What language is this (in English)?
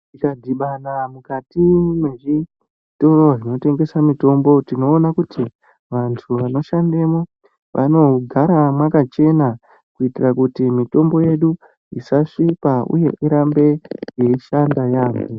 Ndau